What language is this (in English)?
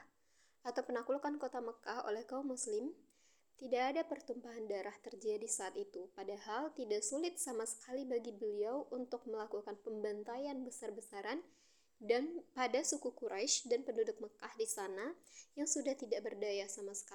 Indonesian